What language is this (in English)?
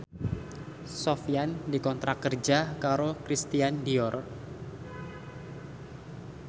Javanese